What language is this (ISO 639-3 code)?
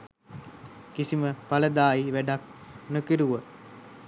sin